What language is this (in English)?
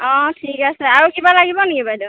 Assamese